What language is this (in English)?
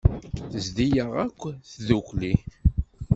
Kabyle